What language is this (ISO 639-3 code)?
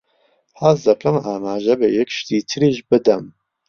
ckb